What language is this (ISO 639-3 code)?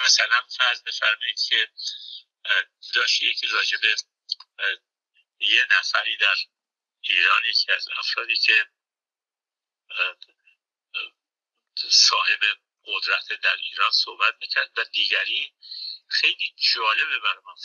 fas